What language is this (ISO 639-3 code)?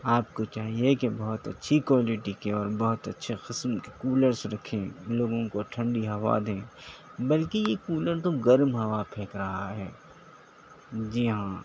urd